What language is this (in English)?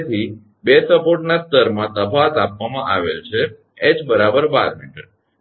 Gujarati